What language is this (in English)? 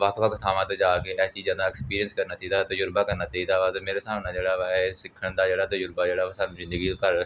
Punjabi